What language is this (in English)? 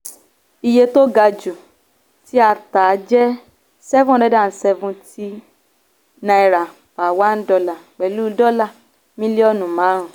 Yoruba